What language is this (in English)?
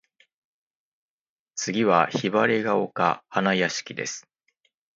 Japanese